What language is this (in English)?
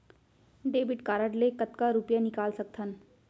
Chhattisgarhi